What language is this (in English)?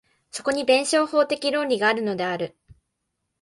Japanese